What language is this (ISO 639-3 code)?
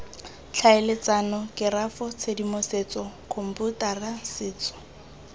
tsn